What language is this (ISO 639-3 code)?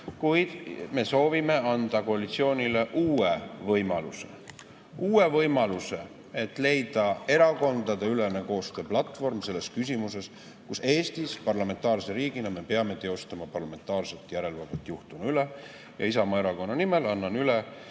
est